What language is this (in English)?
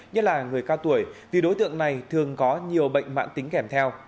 Vietnamese